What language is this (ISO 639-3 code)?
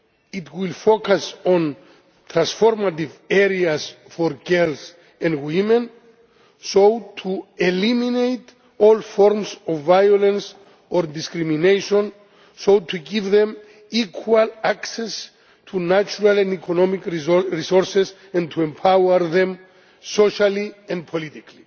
eng